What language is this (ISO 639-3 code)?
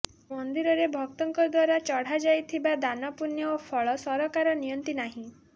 ori